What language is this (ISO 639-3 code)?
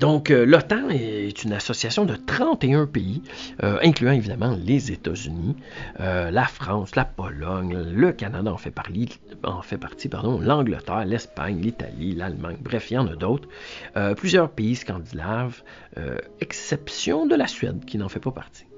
fra